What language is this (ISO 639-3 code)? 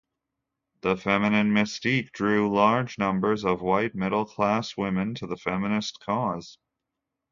eng